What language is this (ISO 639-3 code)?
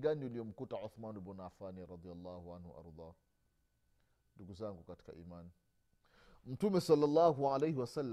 swa